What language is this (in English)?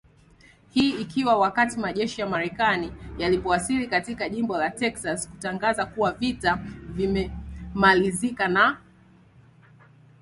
Swahili